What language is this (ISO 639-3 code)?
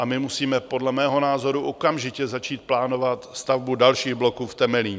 ces